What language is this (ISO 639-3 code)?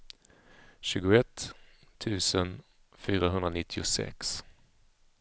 swe